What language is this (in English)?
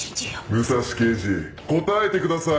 Japanese